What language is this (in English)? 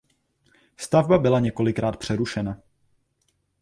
Czech